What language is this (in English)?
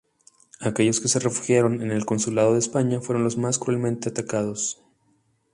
Spanish